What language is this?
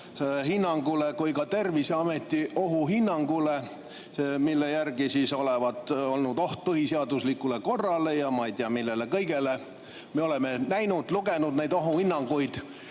Estonian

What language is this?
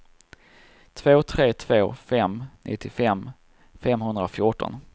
Swedish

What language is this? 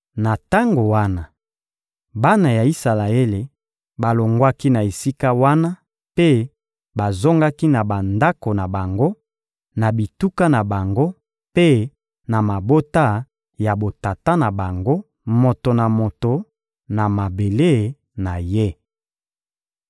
Lingala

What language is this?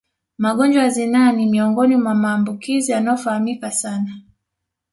Swahili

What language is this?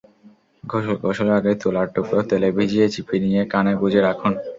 Bangla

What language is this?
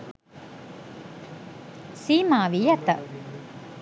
Sinhala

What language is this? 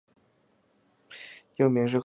Chinese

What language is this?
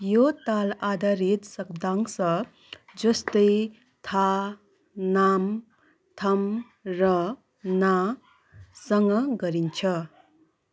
Nepali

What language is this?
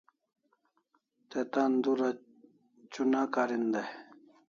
Kalasha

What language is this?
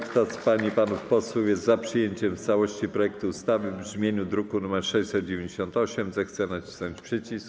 Polish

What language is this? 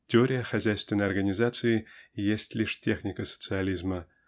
Russian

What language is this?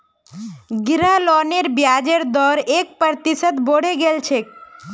Magahi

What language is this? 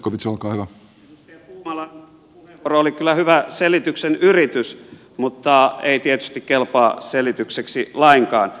Finnish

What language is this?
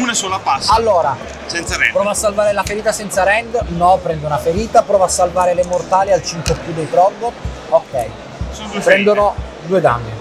Italian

